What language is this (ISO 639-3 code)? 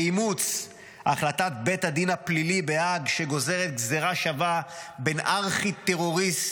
heb